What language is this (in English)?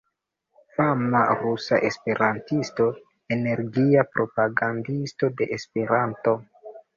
Esperanto